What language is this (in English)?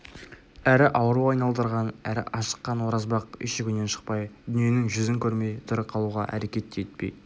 Kazakh